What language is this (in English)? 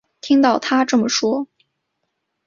Chinese